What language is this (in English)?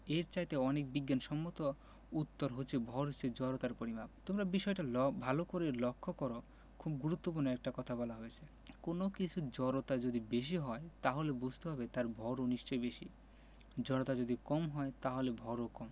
Bangla